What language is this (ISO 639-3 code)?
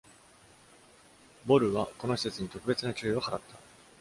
jpn